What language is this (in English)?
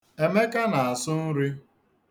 Igbo